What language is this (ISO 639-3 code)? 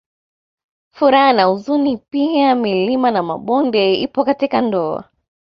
swa